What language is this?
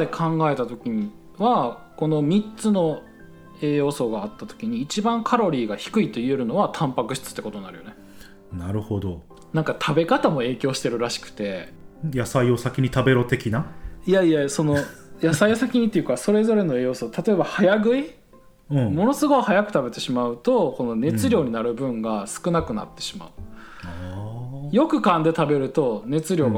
Japanese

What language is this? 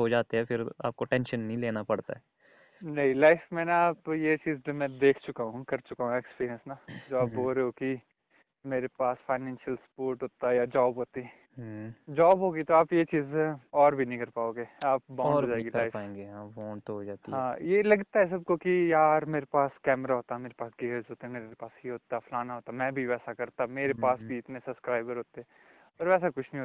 Hindi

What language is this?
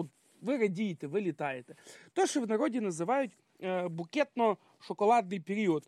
Ukrainian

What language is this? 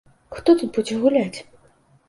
Belarusian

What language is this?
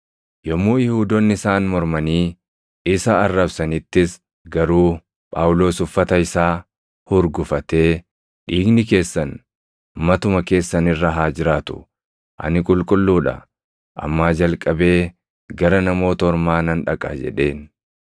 Oromo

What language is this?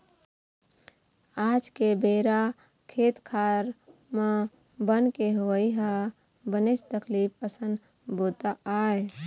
Chhattisgarhi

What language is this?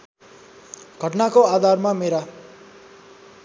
Nepali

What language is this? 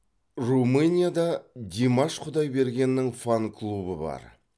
Kazakh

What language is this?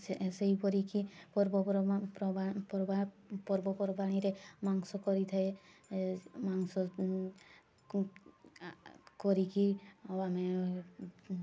Odia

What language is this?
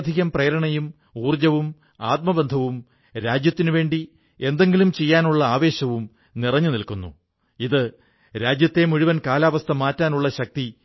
Malayalam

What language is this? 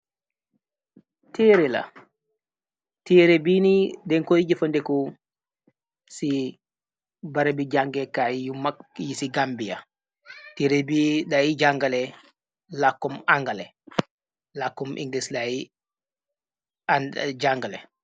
Wolof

